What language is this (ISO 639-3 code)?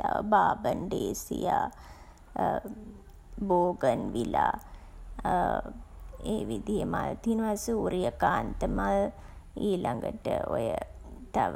sin